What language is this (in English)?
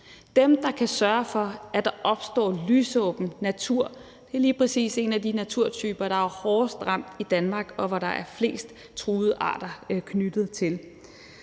Danish